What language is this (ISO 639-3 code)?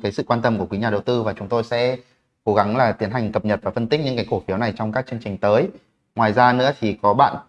vie